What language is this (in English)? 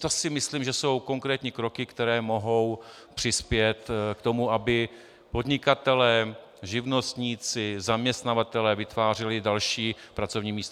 Czech